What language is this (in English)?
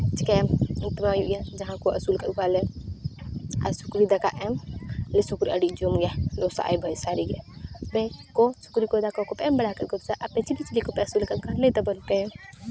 Santali